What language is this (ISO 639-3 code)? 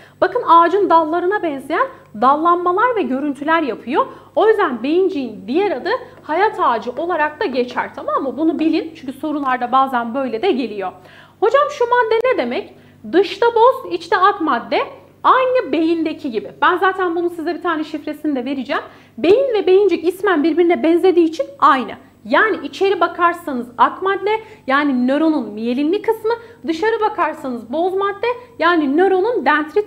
tur